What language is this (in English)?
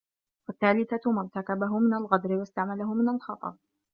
Arabic